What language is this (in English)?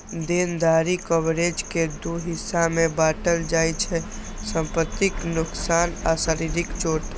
Maithili